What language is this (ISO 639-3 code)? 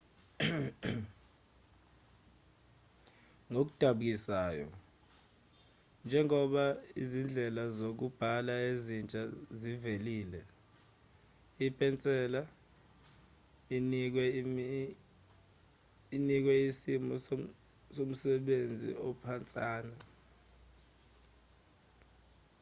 zul